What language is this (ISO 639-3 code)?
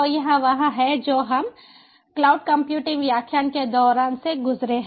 hin